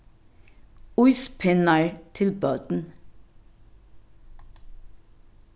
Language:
Faroese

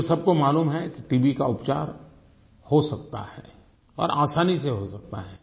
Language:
Hindi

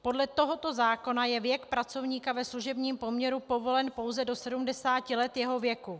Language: Czech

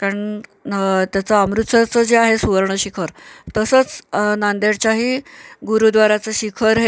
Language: Marathi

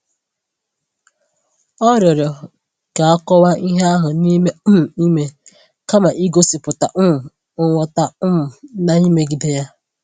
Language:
Igbo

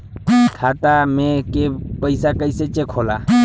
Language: Bhojpuri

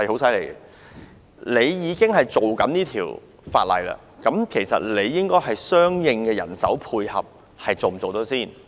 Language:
Cantonese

